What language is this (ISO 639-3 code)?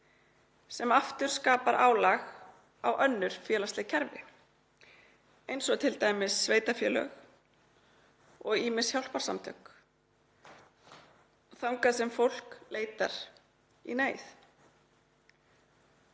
isl